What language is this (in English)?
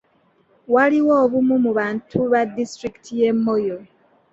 Ganda